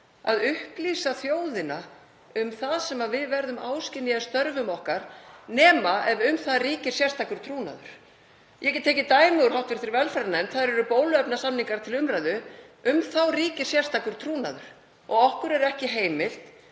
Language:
Icelandic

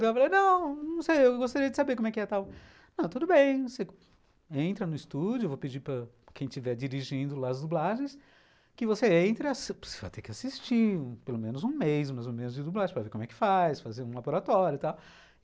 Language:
Portuguese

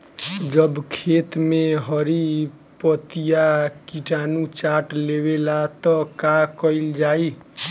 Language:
Bhojpuri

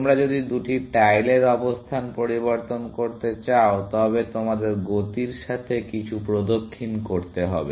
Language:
Bangla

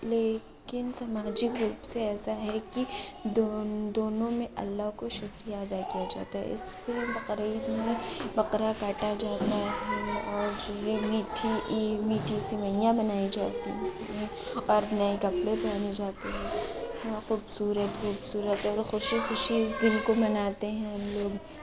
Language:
Urdu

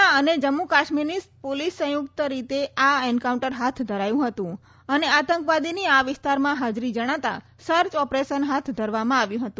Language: Gujarati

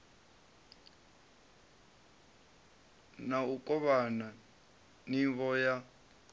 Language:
Venda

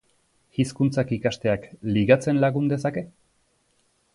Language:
Basque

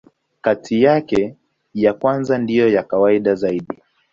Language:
Swahili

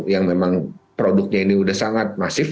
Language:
Indonesian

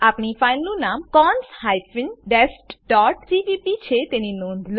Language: Gujarati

